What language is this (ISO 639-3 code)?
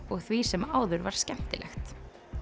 isl